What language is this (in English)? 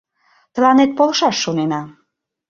Mari